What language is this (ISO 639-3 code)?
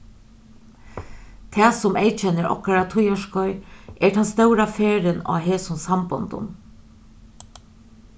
fao